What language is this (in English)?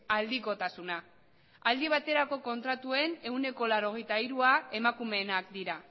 Basque